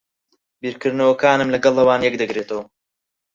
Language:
Central Kurdish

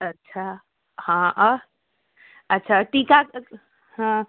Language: Maithili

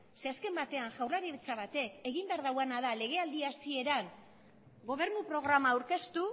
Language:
Basque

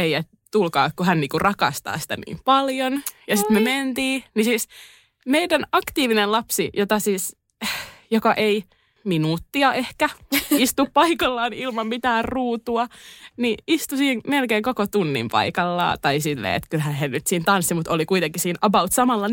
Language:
Finnish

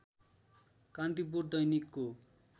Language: Nepali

